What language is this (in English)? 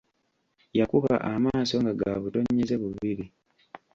Ganda